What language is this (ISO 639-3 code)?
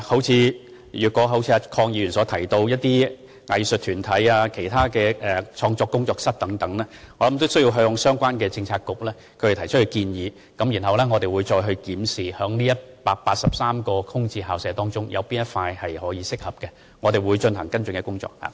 yue